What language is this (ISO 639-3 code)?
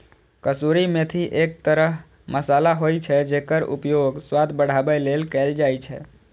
mai